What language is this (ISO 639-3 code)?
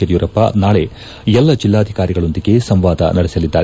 kan